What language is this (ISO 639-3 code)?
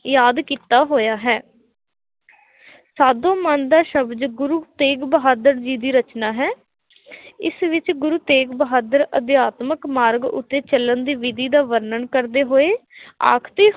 pan